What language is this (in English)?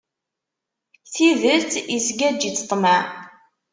Kabyle